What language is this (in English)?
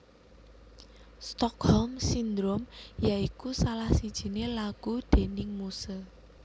Javanese